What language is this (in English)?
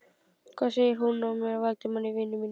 Icelandic